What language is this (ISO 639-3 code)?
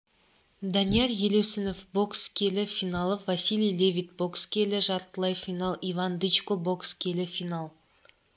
kaz